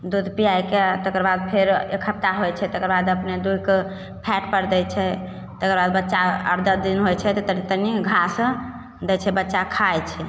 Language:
Maithili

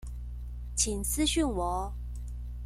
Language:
Chinese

